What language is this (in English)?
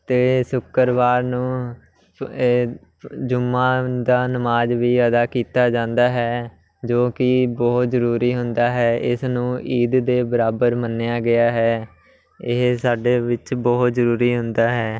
Punjabi